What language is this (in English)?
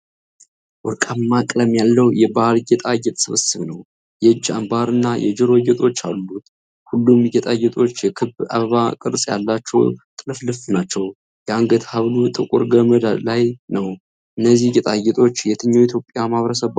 Amharic